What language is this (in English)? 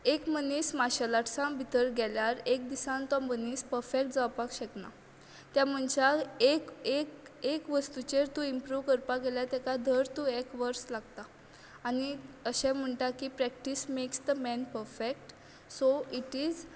Konkani